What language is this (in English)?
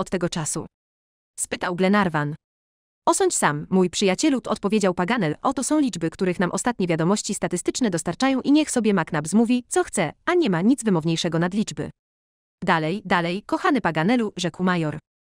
Polish